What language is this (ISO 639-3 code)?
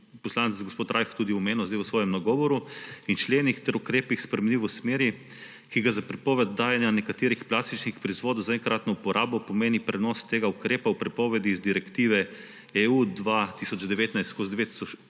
slv